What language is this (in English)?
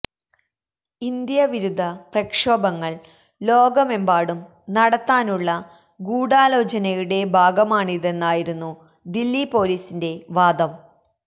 Malayalam